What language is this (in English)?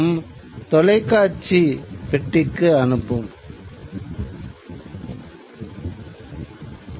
Tamil